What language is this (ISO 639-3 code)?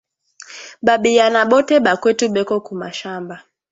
swa